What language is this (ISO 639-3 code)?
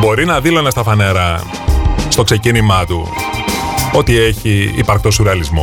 ell